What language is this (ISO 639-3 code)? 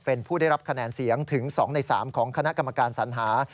tha